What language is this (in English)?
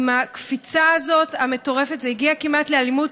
Hebrew